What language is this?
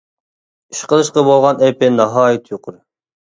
Uyghur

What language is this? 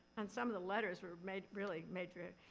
English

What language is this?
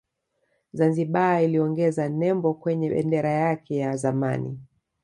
Swahili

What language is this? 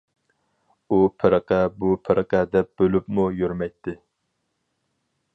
Uyghur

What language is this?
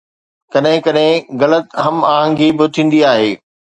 Sindhi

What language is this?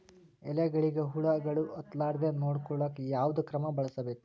Kannada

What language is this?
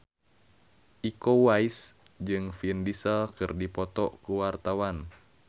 Sundanese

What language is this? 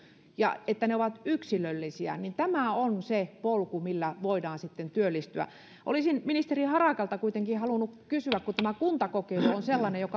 Finnish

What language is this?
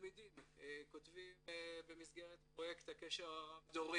Hebrew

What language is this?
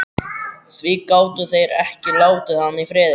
Icelandic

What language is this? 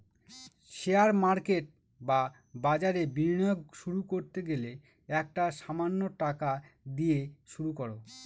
Bangla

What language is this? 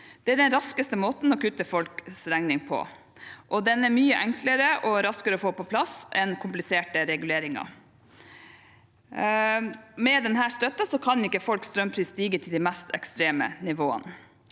Norwegian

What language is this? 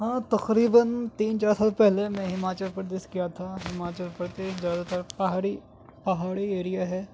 Urdu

